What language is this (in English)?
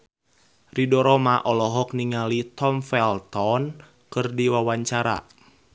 Sundanese